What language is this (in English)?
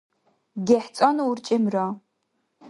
Dargwa